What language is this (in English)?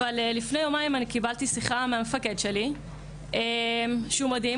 Hebrew